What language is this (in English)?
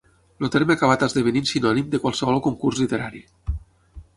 Catalan